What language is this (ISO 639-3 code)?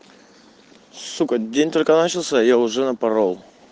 rus